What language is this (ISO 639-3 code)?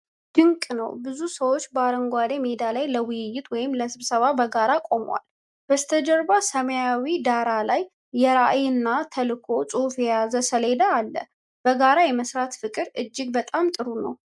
amh